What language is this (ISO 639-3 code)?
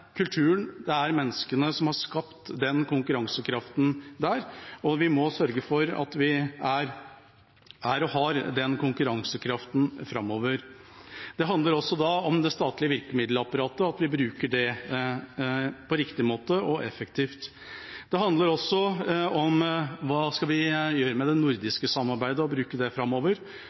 nob